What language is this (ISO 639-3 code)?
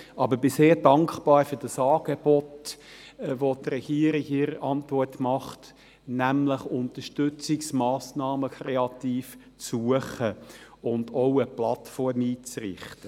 gsw